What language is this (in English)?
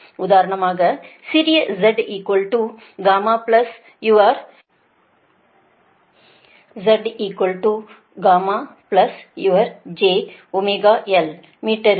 Tamil